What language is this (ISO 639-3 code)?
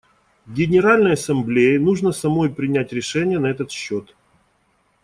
rus